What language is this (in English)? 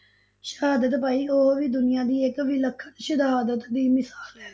Punjabi